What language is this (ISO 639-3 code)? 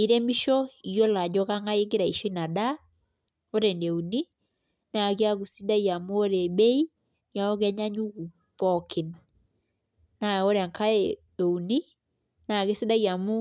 mas